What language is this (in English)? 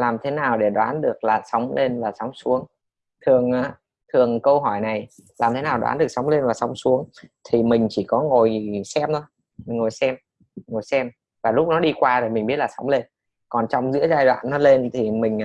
Vietnamese